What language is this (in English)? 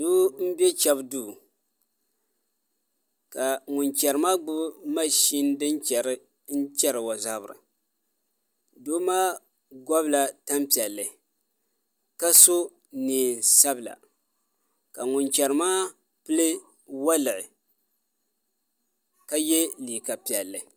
Dagbani